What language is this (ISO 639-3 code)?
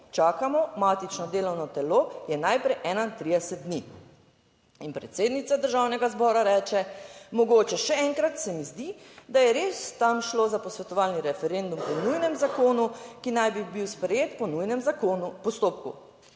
slv